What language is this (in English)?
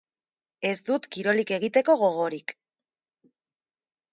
Basque